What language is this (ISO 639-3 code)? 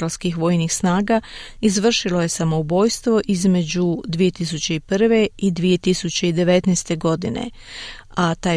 hrv